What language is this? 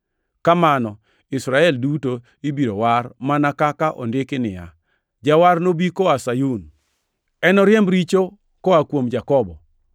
Luo (Kenya and Tanzania)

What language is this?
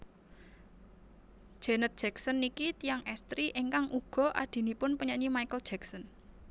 Javanese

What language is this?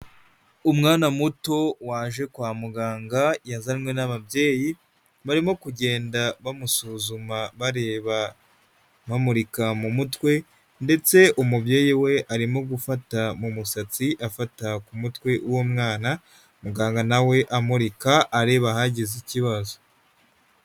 Kinyarwanda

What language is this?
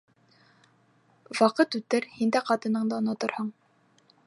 Bashkir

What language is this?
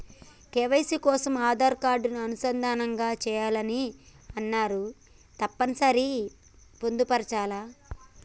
Telugu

